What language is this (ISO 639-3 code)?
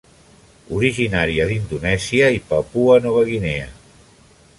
cat